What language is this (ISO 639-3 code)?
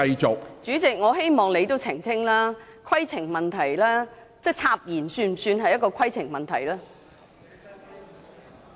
yue